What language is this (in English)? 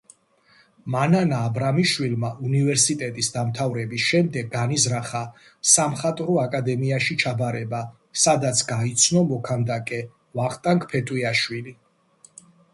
Georgian